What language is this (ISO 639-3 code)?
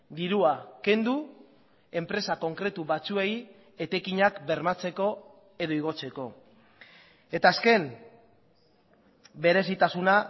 eus